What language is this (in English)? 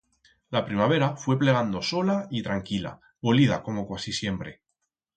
Aragonese